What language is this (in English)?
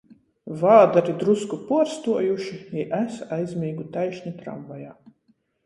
Latgalian